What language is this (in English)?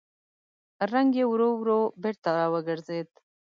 Pashto